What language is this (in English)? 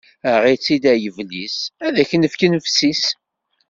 Kabyle